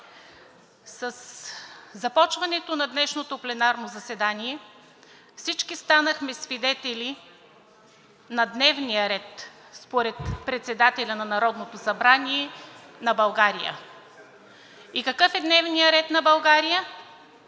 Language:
Bulgarian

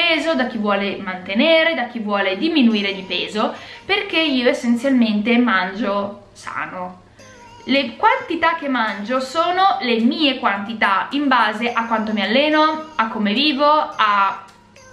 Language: Italian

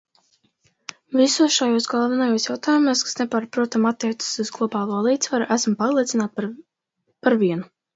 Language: Latvian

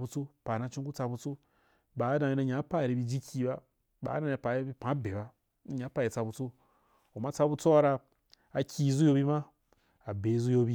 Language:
Wapan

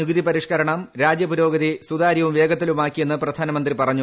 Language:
Malayalam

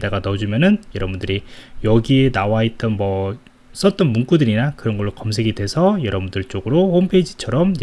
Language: Korean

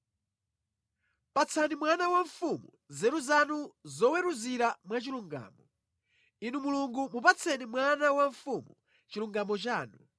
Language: Nyanja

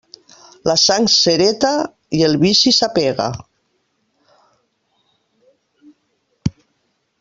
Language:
Catalan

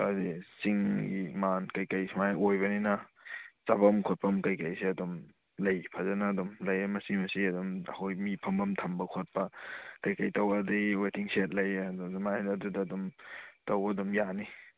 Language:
Manipuri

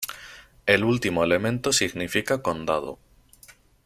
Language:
Spanish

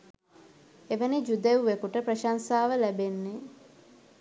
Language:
Sinhala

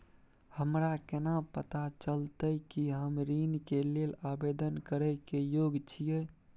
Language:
Maithili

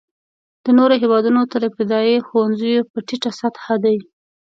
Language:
Pashto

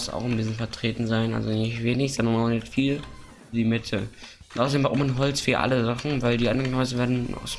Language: German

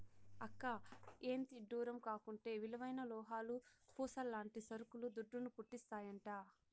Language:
Telugu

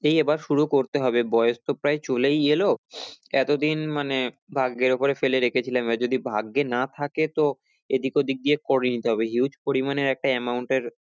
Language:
Bangla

